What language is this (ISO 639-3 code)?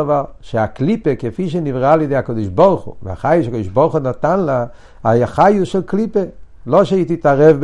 heb